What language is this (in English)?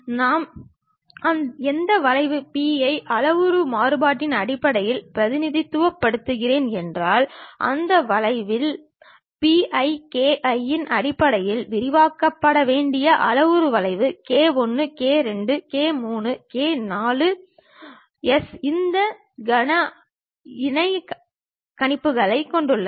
Tamil